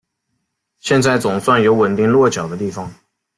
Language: Chinese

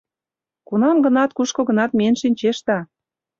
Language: Mari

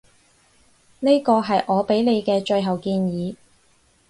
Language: Cantonese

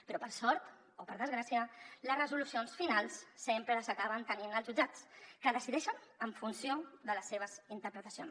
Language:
Catalan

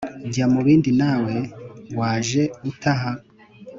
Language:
Kinyarwanda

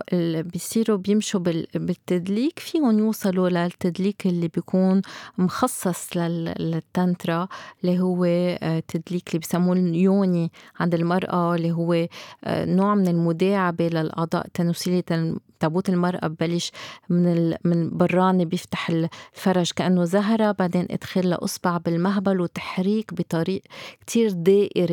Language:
Arabic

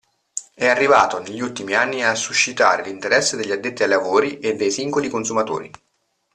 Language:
Italian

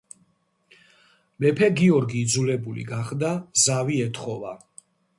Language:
Georgian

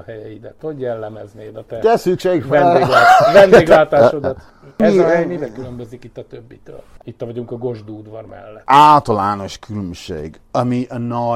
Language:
Hungarian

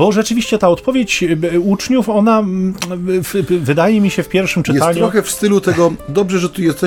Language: Polish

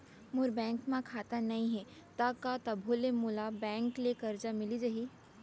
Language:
Chhattisgarhi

